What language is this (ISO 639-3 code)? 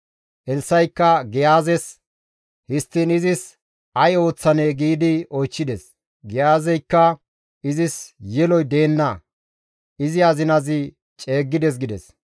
gmv